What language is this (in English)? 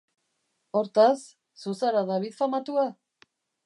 Basque